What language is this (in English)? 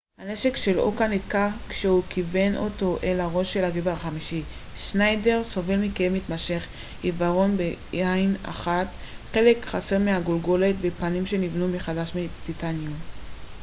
Hebrew